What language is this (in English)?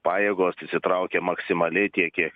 Lithuanian